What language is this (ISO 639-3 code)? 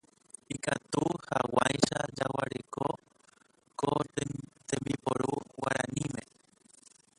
grn